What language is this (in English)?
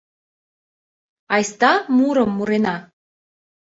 Mari